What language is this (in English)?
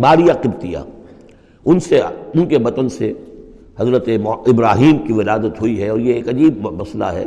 Urdu